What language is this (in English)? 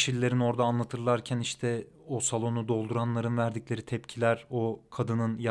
Turkish